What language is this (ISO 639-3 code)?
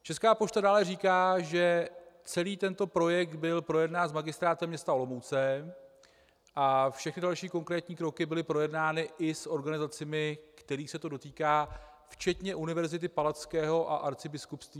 ces